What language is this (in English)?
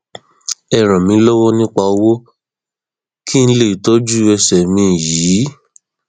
Yoruba